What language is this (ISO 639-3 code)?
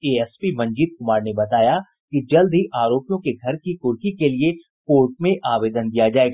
hin